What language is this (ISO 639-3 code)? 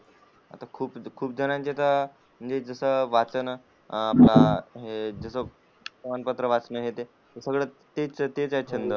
mar